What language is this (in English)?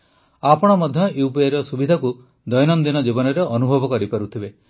Odia